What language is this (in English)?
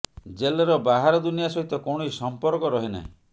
Odia